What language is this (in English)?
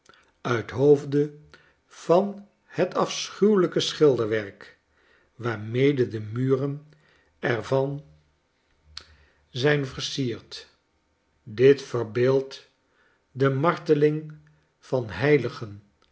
Dutch